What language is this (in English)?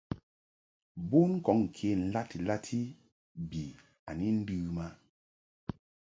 Mungaka